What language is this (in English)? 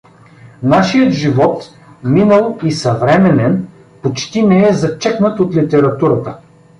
Bulgarian